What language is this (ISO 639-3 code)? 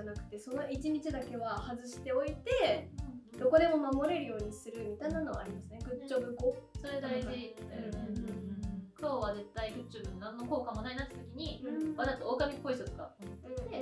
jpn